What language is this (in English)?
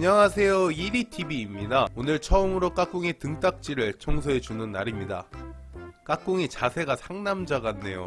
Korean